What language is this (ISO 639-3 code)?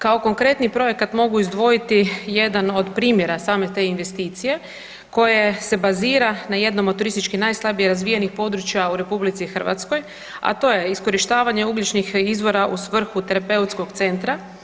hrv